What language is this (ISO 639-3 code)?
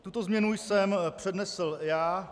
ces